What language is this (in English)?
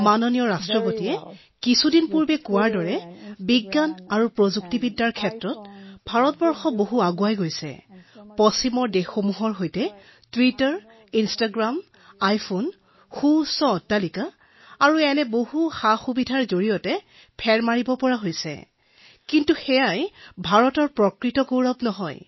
Assamese